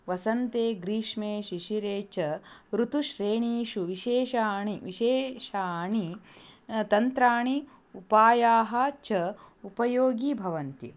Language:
Sanskrit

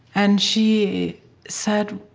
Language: English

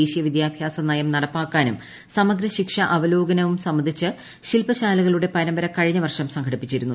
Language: Malayalam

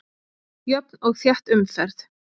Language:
Icelandic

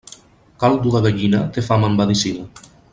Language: Catalan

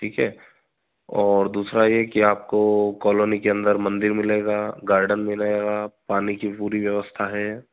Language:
Hindi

